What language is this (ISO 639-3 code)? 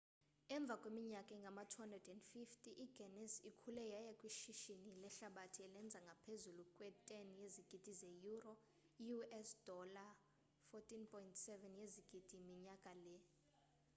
xho